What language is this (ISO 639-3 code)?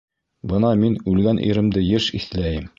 bak